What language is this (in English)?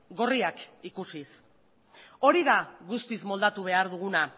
Basque